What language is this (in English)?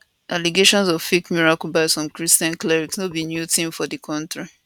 Nigerian Pidgin